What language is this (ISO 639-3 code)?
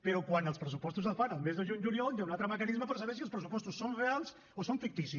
cat